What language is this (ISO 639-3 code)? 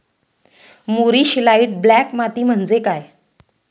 mar